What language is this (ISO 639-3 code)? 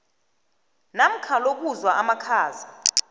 nbl